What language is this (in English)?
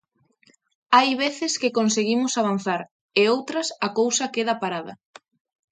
Galician